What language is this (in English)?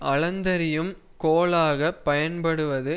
Tamil